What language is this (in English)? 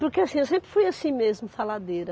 Portuguese